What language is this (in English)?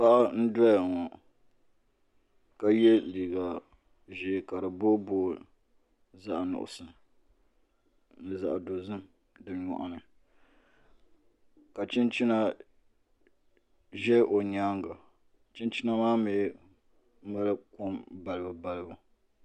Dagbani